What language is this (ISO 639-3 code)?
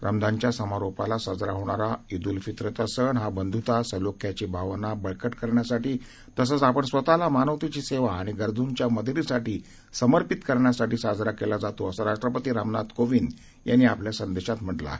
mar